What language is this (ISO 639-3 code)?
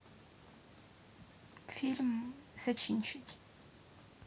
rus